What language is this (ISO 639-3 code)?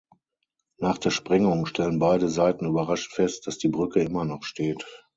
deu